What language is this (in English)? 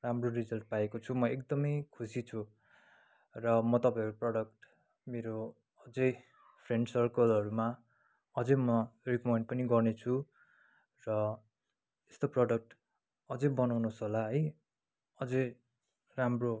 Nepali